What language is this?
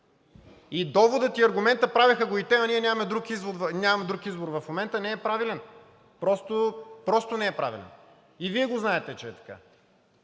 Bulgarian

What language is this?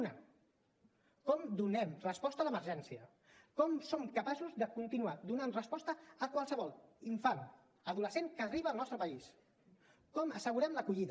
Catalan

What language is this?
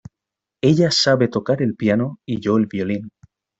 Spanish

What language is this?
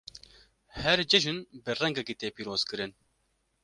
Kurdish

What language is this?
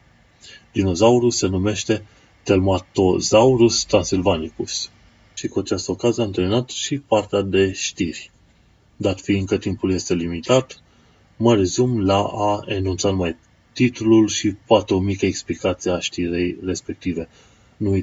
Romanian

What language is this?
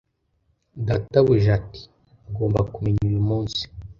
Kinyarwanda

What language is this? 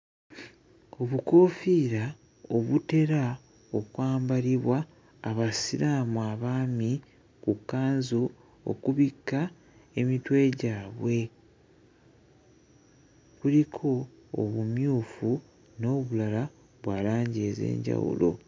Ganda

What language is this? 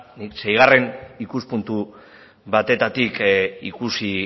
Basque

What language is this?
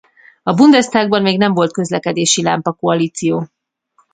Hungarian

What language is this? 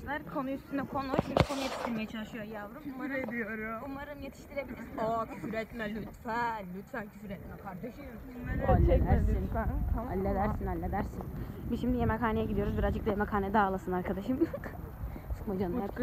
Turkish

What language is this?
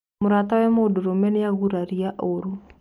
Kikuyu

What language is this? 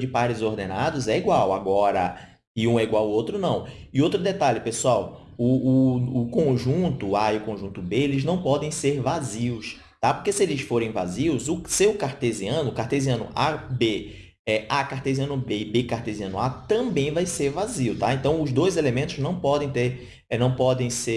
Portuguese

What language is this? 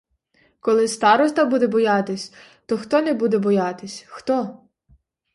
Ukrainian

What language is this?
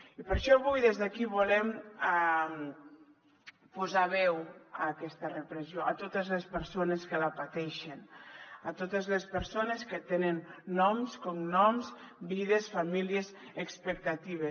Catalan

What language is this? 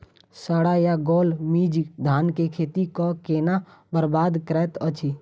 Maithili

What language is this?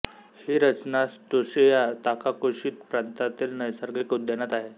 Marathi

